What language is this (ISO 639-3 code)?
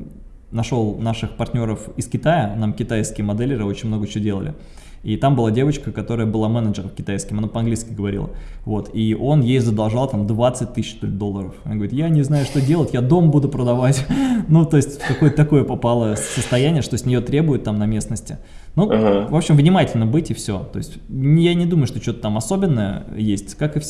rus